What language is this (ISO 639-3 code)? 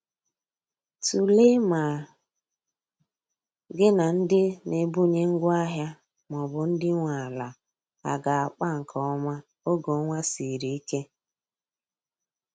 ibo